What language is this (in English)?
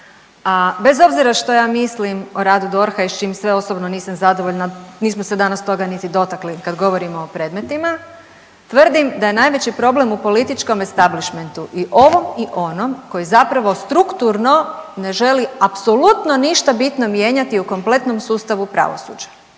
Croatian